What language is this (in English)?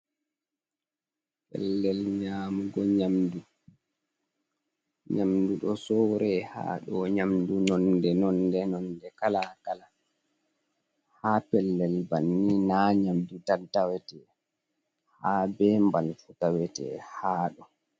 Fula